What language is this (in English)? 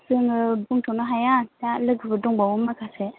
Bodo